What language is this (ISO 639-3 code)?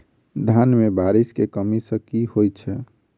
mai